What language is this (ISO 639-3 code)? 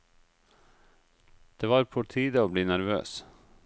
nor